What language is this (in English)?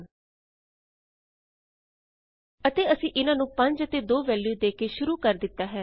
Punjabi